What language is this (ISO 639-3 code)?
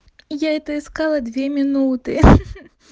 rus